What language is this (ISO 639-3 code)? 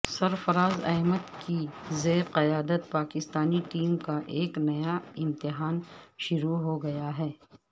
urd